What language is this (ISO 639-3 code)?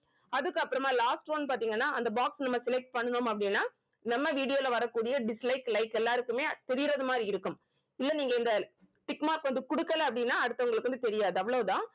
tam